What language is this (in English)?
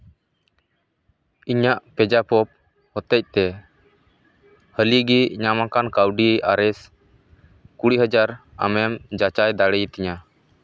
Santali